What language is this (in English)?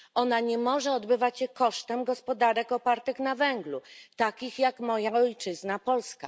Polish